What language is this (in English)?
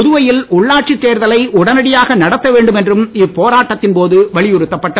Tamil